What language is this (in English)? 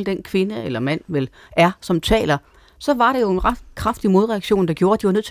Danish